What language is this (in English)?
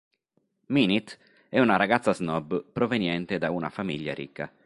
Italian